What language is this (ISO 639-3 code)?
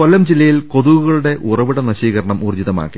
mal